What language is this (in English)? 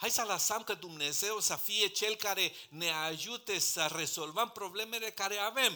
Romanian